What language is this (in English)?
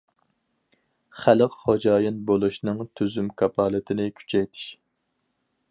Uyghur